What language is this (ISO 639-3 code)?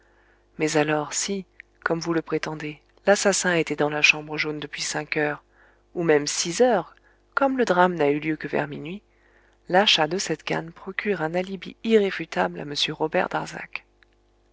fra